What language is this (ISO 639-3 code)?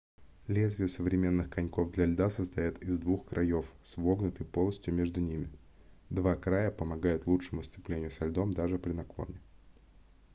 rus